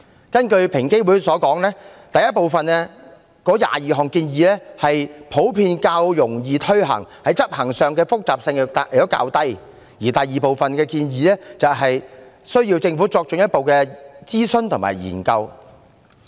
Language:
Cantonese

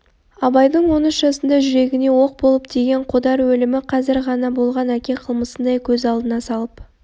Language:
Kazakh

